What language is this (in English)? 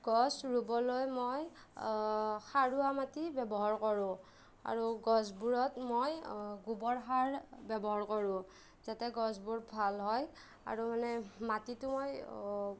Assamese